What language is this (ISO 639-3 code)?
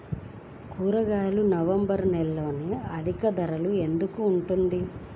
tel